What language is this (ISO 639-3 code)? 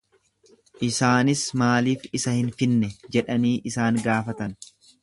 orm